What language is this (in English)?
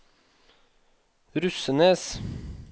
Norwegian